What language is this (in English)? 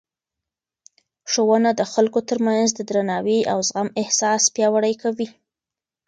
Pashto